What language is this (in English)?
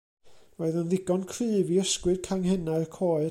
Welsh